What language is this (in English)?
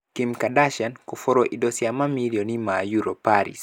Kikuyu